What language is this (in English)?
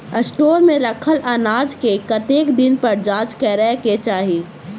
Maithili